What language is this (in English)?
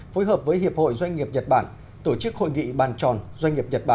Vietnamese